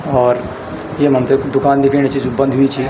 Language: Garhwali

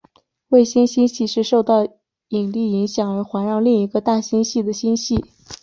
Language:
Chinese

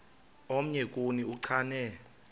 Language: Xhosa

